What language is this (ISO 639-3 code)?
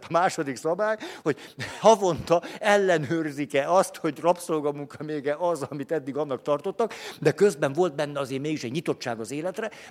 hun